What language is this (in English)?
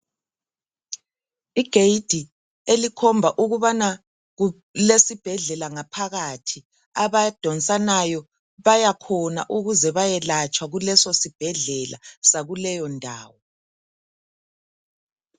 North Ndebele